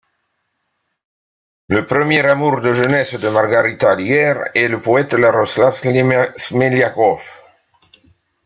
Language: French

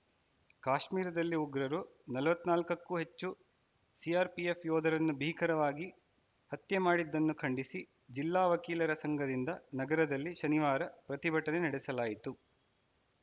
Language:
Kannada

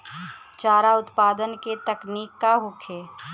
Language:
Bhojpuri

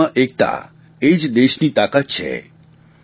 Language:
Gujarati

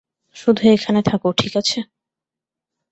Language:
Bangla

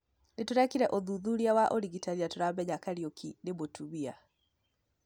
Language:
Kikuyu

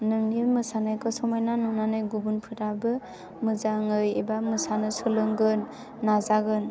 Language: Bodo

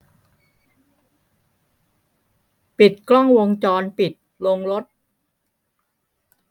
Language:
Thai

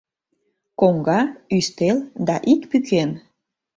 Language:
Mari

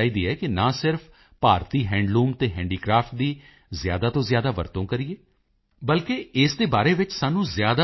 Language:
Punjabi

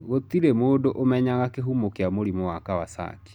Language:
Kikuyu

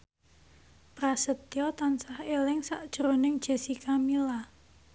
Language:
Javanese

